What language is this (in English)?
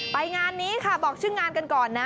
Thai